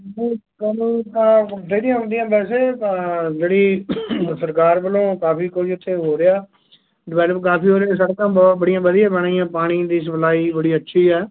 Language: Punjabi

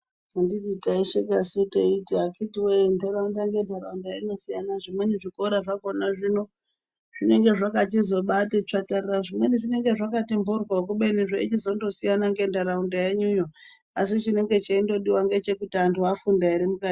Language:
Ndau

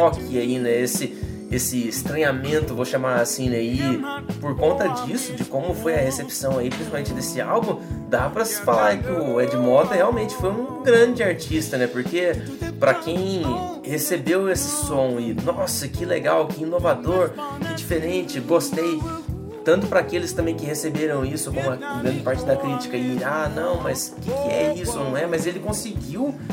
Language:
Portuguese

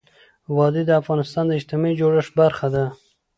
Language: Pashto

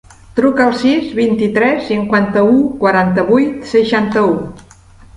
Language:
Catalan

